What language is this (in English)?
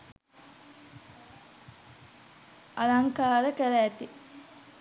Sinhala